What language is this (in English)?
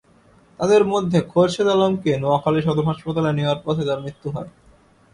Bangla